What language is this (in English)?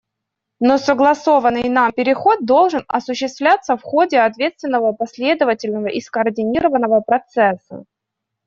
Russian